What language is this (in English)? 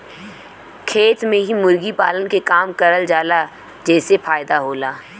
Bhojpuri